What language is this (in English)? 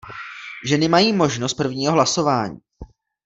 Czech